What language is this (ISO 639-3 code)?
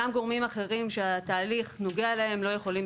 heb